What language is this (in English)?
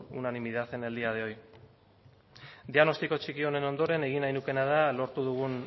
Basque